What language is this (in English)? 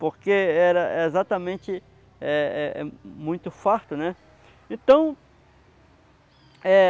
Portuguese